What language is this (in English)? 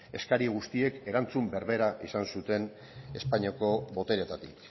Basque